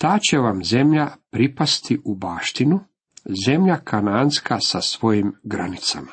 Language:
Croatian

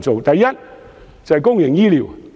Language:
Cantonese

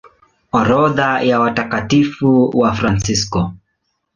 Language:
Swahili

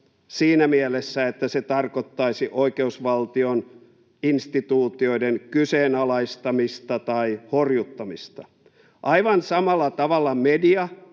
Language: Finnish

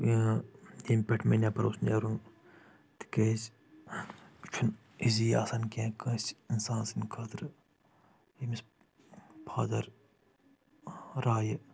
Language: Kashmiri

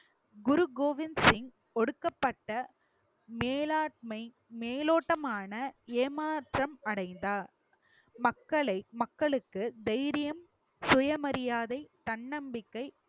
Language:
Tamil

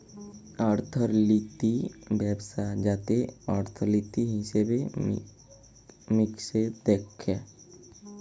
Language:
Bangla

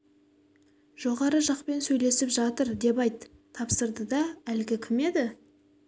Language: Kazakh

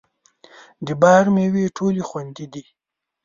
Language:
Pashto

